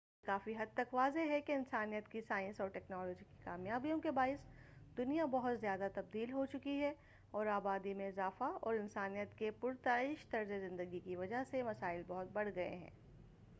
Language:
Urdu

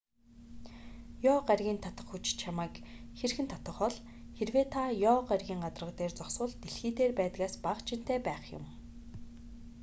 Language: Mongolian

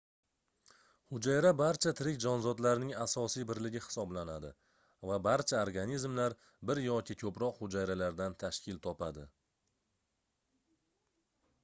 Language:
Uzbek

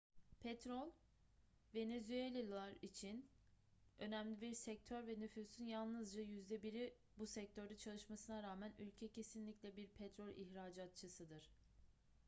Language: Turkish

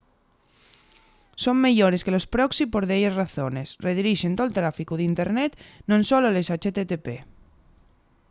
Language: Asturian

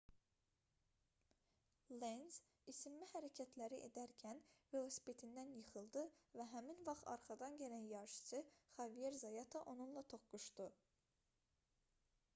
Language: Azerbaijani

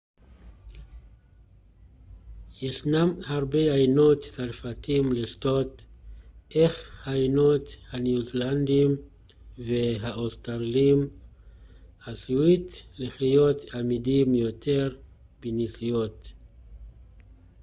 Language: Hebrew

